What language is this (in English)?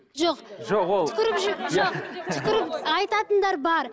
Kazakh